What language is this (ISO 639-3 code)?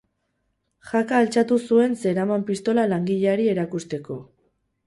eus